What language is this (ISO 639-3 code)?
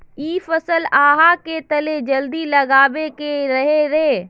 mag